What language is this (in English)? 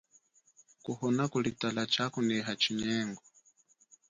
Chokwe